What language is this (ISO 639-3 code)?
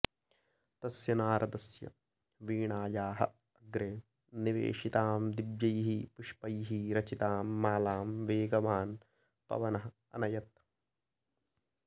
san